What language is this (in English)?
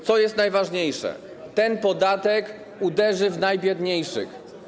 Polish